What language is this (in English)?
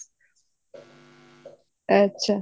Punjabi